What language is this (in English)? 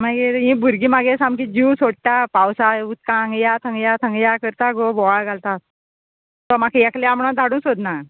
Konkani